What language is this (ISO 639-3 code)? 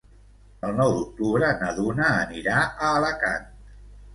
cat